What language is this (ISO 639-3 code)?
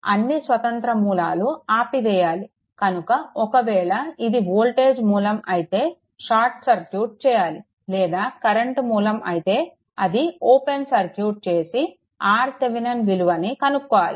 tel